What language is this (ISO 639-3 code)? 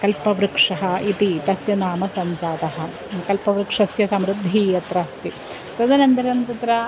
san